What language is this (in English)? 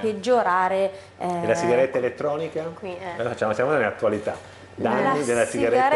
Italian